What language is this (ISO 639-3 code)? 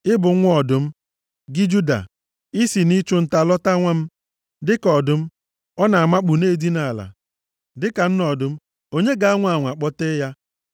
ibo